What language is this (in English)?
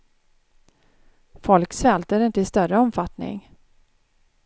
Swedish